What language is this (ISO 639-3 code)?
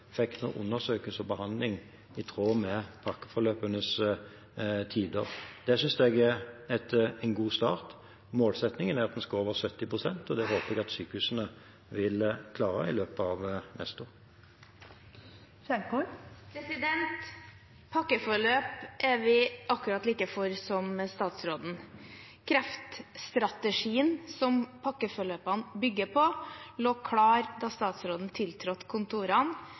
nob